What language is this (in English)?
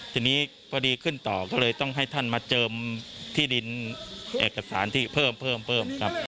Thai